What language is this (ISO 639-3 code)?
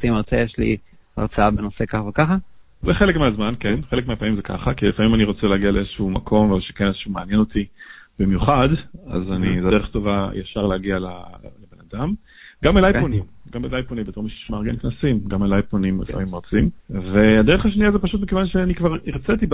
heb